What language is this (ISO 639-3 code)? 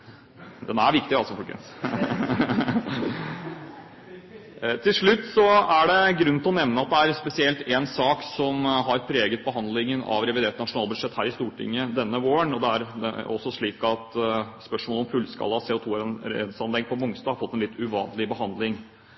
nob